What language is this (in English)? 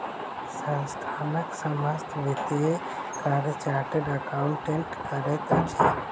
Maithili